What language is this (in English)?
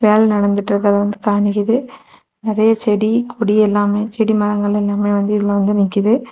Tamil